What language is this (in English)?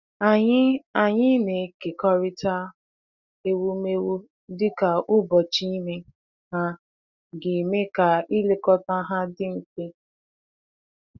Igbo